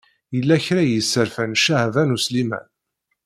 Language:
Kabyle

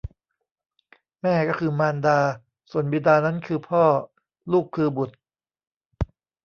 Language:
Thai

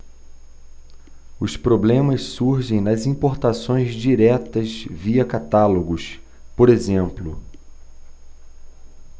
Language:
Portuguese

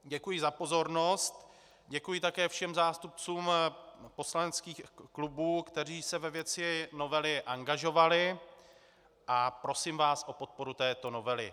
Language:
Czech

